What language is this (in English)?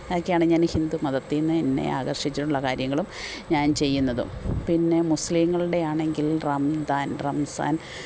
Malayalam